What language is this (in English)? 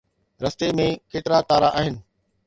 Sindhi